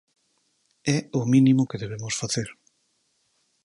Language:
Galician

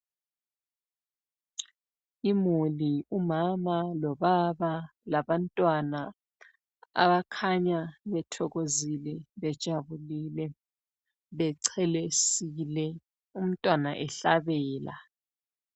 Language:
North Ndebele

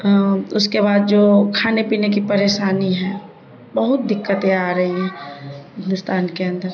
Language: Urdu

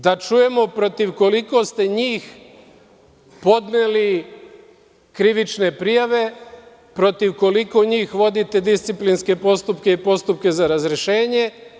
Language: Serbian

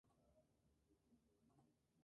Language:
Spanish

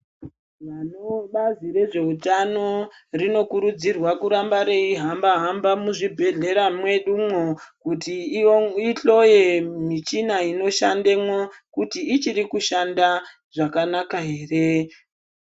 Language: Ndau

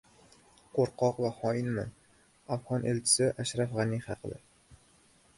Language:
Uzbek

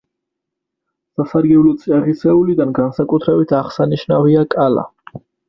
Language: Georgian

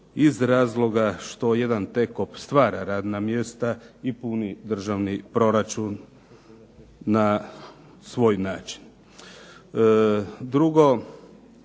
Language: Croatian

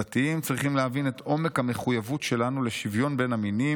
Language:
Hebrew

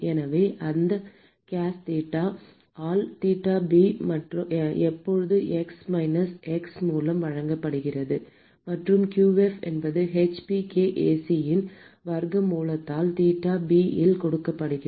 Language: Tamil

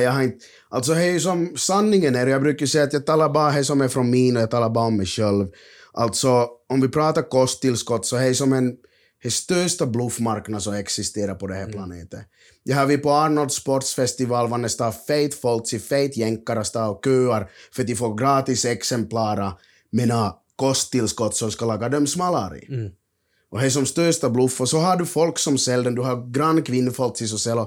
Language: Swedish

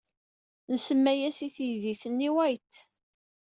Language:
Kabyle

